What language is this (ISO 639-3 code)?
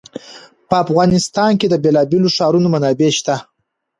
pus